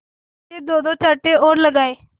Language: Hindi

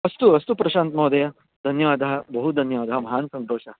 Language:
Sanskrit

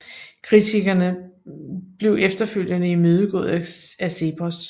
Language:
Danish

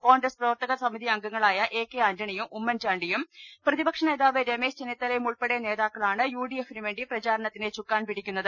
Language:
Malayalam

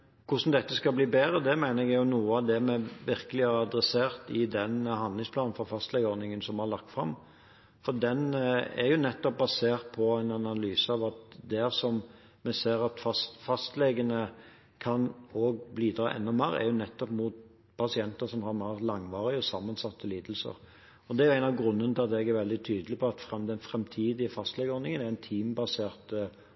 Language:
Norwegian Bokmål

